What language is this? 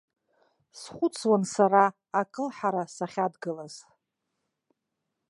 Abkhazian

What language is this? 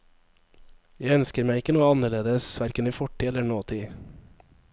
Norwegian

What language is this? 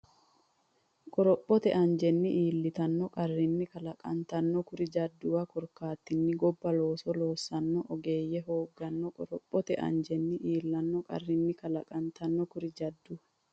Sidamo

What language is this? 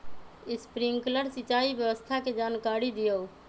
Magahi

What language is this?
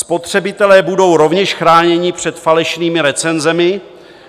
Czech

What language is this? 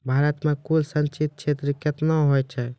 Maithili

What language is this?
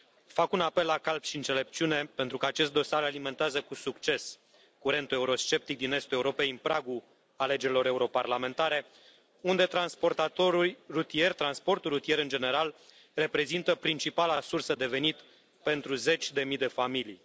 Romanian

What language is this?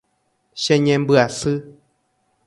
Guarani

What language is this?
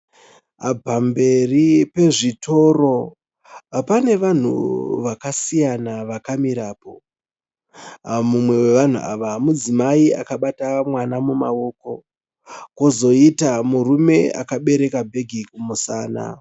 Shona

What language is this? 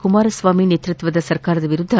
Kannada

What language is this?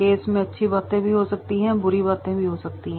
Hindi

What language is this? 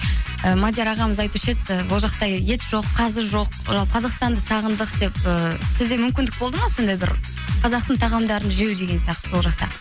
Kazakh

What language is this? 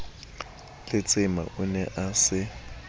Southern Sotho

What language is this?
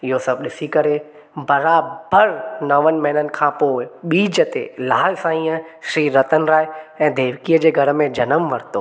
Sindhi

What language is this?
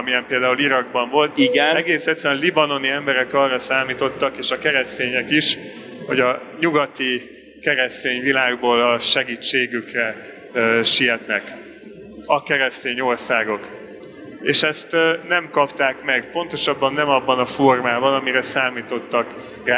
Hungarian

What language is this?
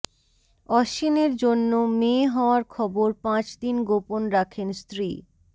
Bangla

